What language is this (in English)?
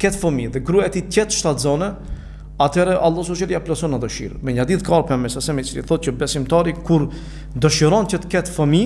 Romanian